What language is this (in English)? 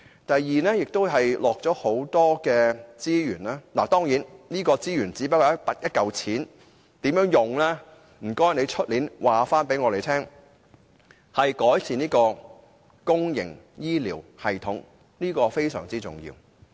Cantonese